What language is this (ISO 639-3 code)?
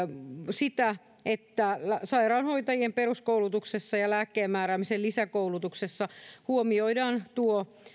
fin